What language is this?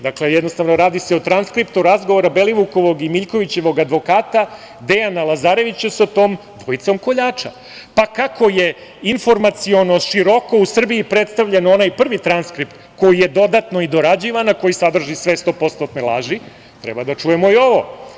Serbian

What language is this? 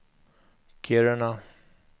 Swedish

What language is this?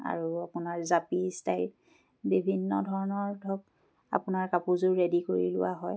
Assamese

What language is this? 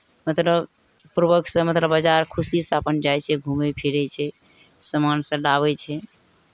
Maithili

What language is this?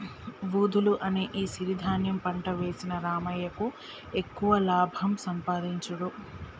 Telugu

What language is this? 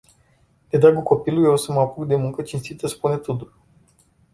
Romanian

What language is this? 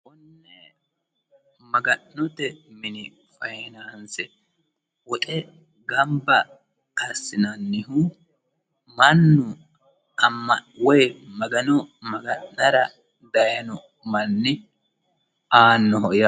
Sidamo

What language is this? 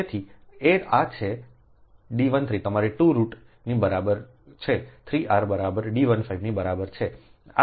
Gujarati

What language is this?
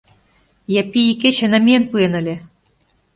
Mari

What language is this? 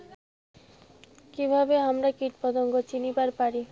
Bangla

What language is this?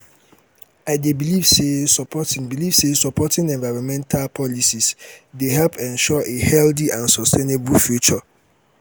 Nigerian Pidgin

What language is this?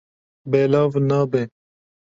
Kurdish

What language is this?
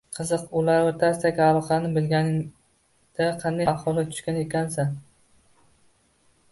Uzbek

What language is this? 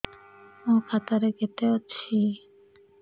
Odia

